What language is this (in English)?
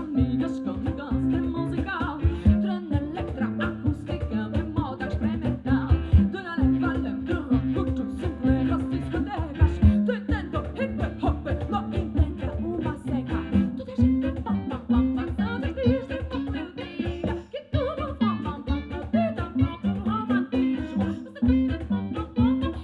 Dutch